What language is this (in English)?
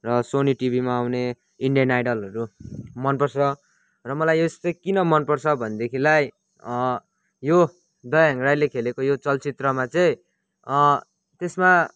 Nepali